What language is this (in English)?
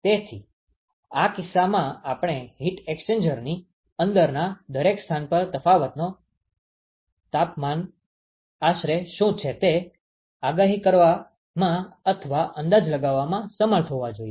Gujarati